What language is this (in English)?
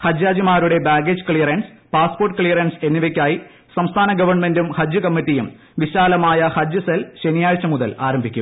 Malayalam